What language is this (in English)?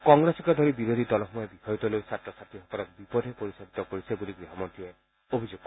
Assamese